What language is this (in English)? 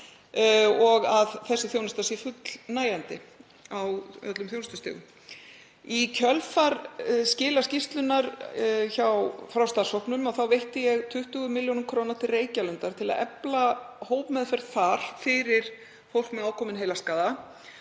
Icelandic